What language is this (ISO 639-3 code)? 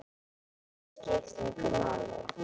isl